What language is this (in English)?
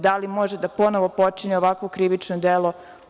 Serbian